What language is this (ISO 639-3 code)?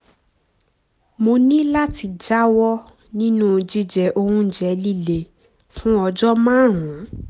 yor